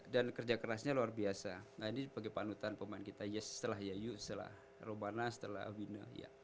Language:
Indonesian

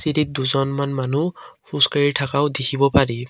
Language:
Assamese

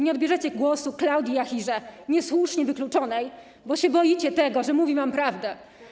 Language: Polish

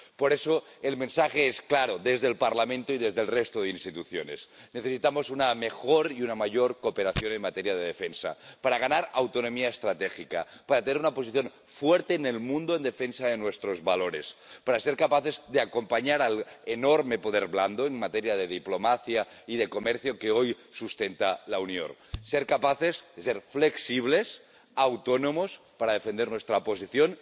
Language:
Spanish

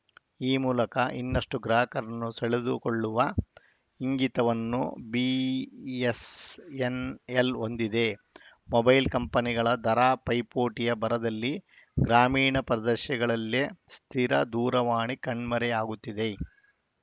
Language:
Kannada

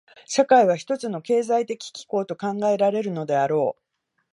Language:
Japanese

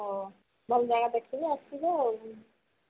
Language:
Odia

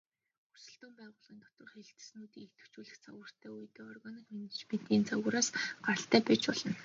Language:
Mongolian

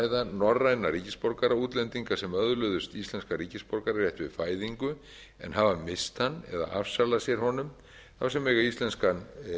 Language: Icelandic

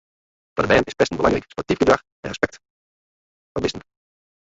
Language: Western Frisian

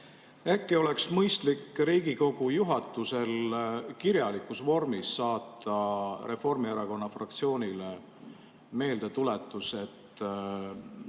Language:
Estonian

